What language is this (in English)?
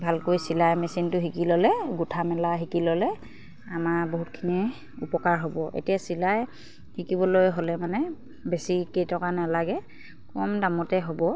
Assamese